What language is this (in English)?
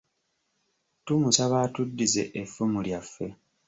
Ganda